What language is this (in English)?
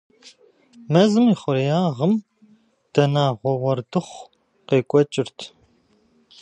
Kabardian